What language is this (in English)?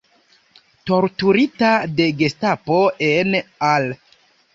Esperanto